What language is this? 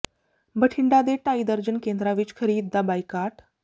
Punjabi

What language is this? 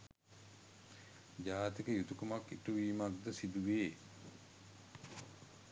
Sinhala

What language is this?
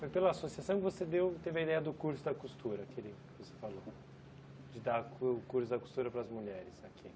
Portuguese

